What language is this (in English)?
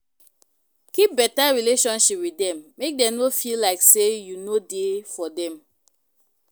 Nigerian Pidgin